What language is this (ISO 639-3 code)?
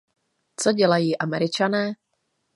ces